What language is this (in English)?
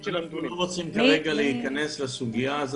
Hebrew